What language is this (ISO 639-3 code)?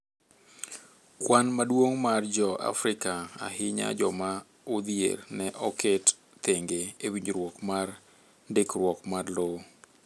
luo